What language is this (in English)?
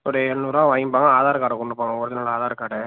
Tamil